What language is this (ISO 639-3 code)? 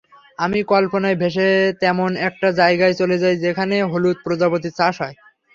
ben